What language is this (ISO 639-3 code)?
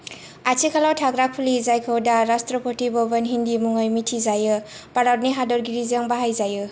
brx